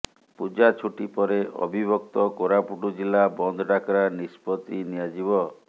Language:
Odia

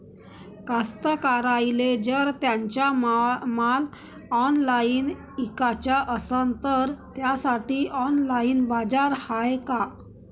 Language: Marathi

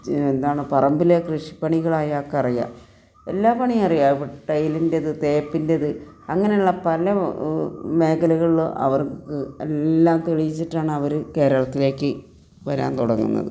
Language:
Malayalam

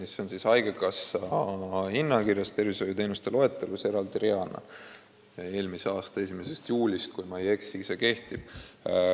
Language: Estonian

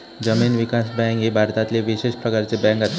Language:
Marathi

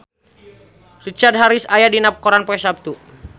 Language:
Sundanese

